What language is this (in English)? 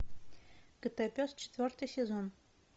Russian